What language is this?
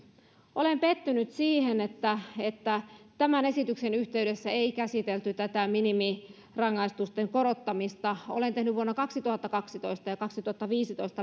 Finnish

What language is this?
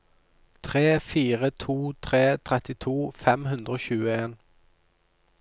Norwegian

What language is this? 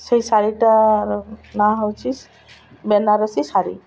Odia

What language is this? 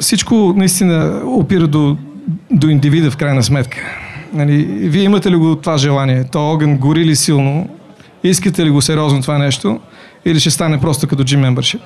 Bulgarian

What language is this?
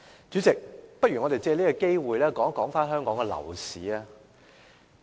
Cantonese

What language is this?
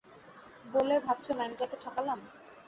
Bangla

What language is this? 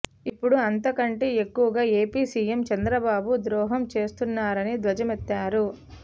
Telugu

